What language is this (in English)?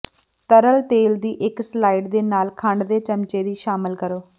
Punjabi